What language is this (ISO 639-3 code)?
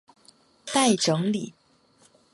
zho